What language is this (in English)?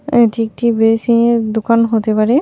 Bangla